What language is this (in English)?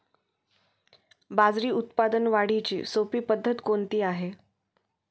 Marathi